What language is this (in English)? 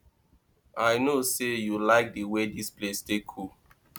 Nigerian Pidgin